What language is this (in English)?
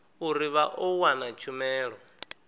Venda